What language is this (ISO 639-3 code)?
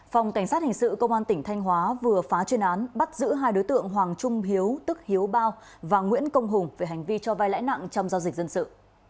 vie